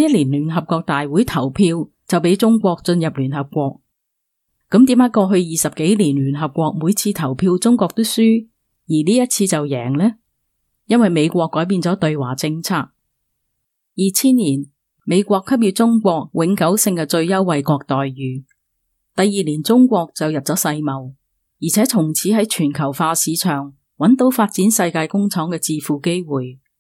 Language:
Chinese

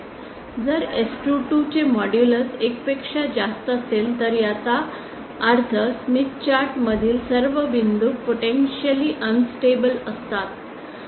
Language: Marathi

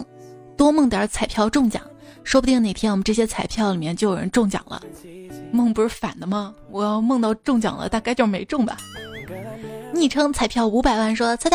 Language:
Chinese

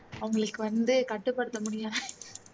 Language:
Tamil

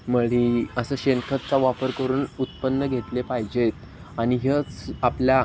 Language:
Marathi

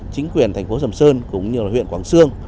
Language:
Vietnamese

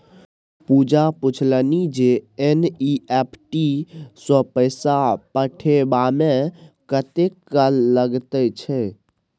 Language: Maithili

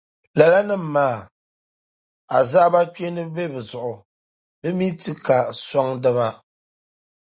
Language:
Dagbani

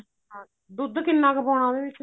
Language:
Punjabi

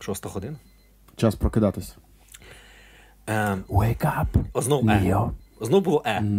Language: Ukrainian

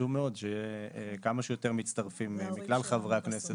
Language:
Hebrew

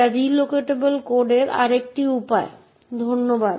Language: Bangla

